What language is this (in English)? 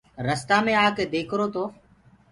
Gurgula